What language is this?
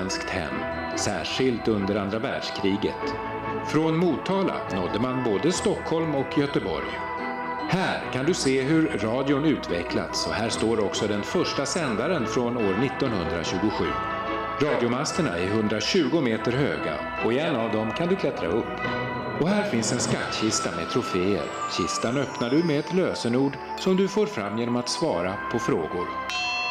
Swedish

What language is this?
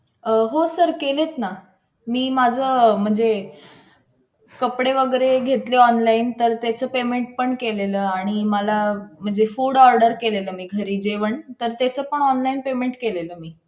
Marathi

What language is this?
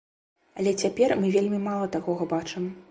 Belarusian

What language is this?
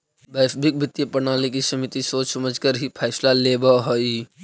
Magahi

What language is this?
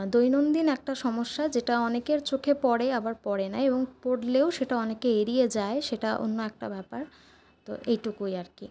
Bangla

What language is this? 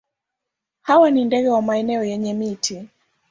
Swahili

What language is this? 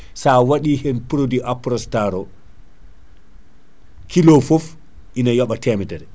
Fula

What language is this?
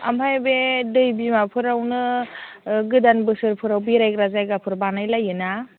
Bodo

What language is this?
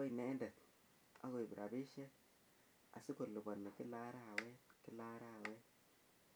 Kalenjin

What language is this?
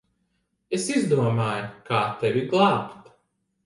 Latvian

